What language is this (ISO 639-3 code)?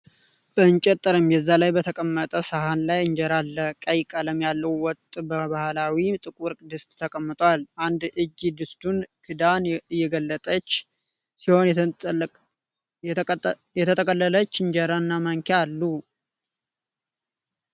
amh